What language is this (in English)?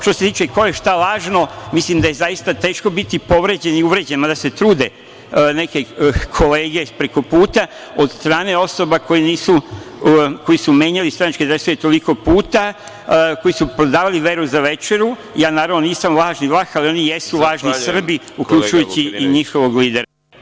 Serbian